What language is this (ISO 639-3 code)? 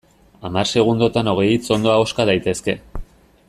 eus